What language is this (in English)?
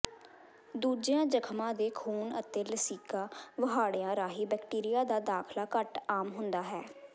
Punjabi